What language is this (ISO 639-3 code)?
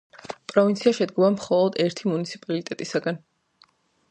kat